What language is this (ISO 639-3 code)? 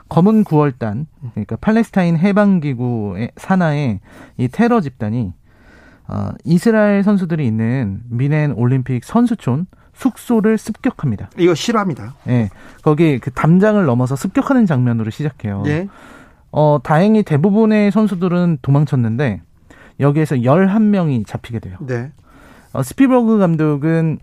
kor